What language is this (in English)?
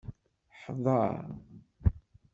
Kabyle